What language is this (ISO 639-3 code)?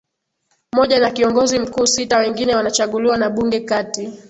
swa